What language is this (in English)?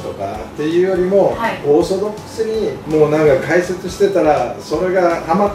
Japanese